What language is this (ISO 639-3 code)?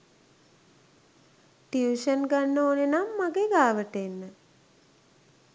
sin